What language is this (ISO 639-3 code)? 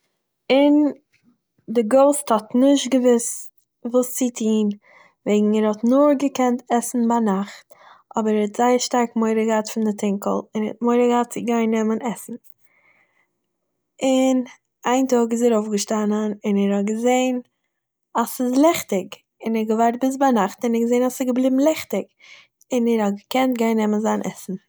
yid